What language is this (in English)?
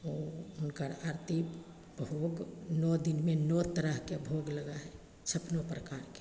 Maithili